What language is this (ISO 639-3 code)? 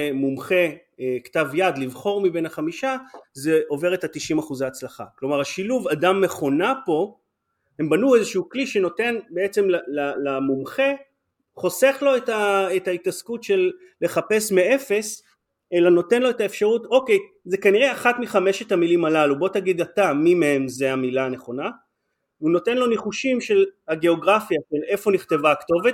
heb